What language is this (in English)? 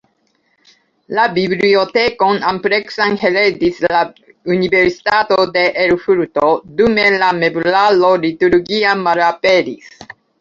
Esperanto